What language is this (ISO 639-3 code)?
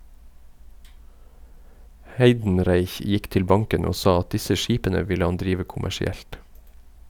nor